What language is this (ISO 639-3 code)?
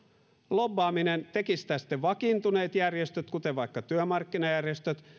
fin